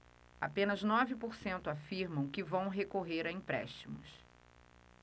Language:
Portuguese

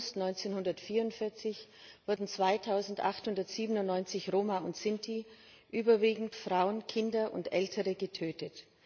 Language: German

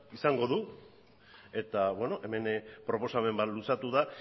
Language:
Basque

